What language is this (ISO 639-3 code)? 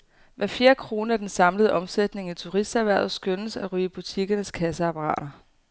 dan